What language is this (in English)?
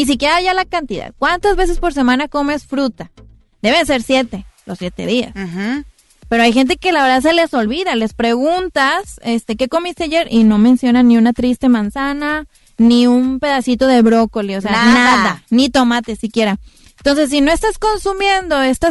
Spanish